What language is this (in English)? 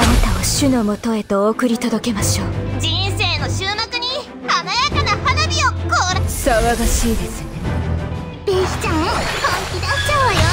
Japanese